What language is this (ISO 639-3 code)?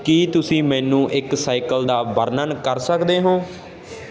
pan